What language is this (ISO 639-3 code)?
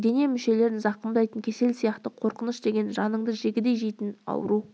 kaz